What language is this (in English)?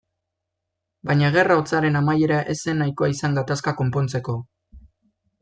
Basque